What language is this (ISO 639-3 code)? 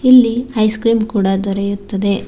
kan